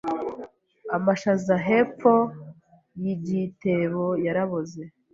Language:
Kinyarwanda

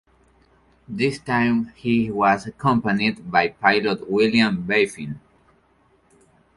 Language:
English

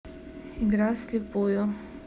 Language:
Russian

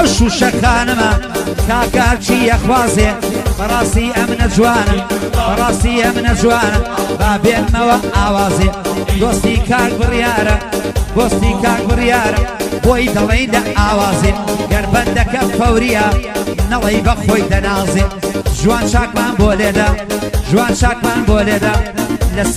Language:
Dutch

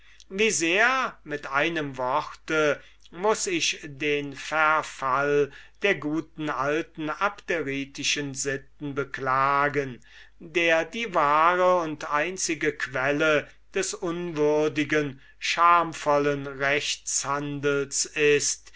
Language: German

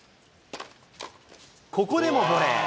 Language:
Japanese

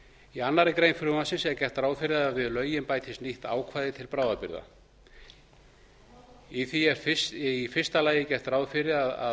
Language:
Icelandic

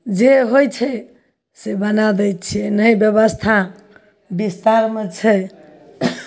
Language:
Maithili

